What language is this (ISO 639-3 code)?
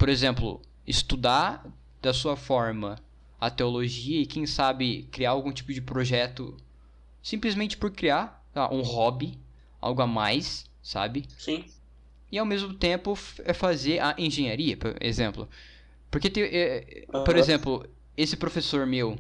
por